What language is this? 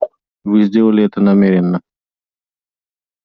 Russian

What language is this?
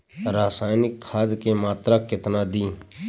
Bhojpuri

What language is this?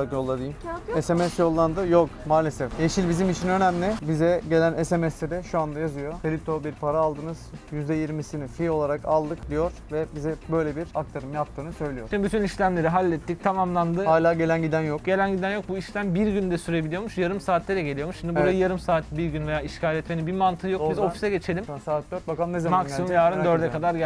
Turkish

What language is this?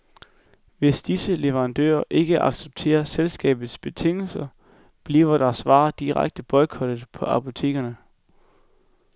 Danish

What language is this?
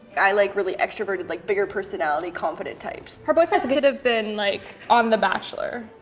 English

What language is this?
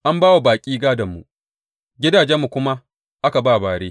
Hausa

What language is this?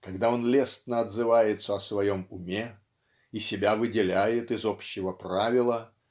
Russian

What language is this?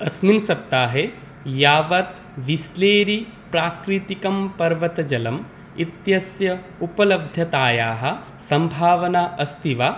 Sanskrit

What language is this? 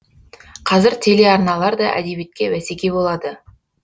Kazakh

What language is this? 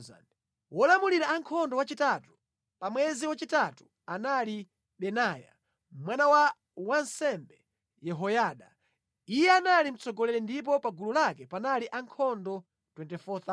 Nyanja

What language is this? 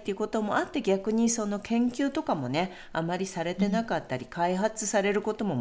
Japanese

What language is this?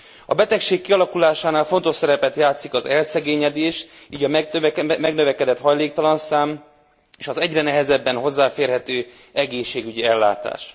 Hungarian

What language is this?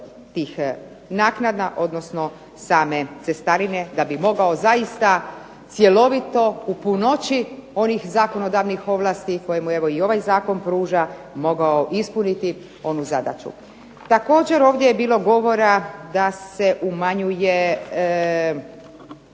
Croatian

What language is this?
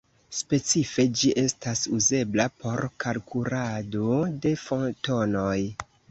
Esperanto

